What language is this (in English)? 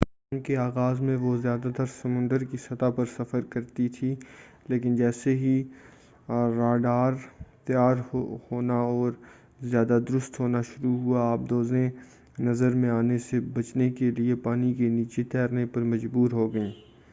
Urdu